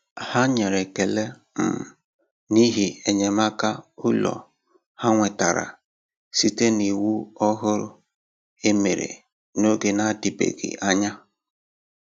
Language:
Igbo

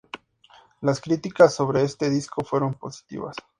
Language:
Spanish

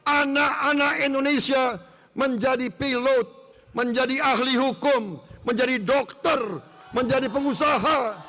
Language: Indonesian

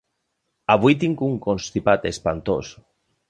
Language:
Catalan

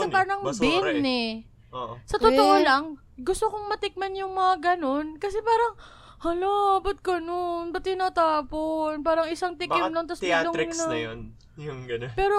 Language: Filipino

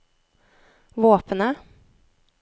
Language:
Norwegian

